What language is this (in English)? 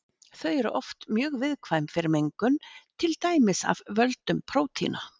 Icelandic